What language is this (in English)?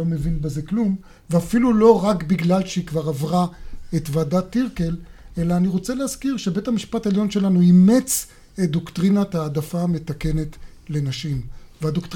Hebrew